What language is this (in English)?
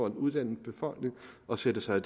Danish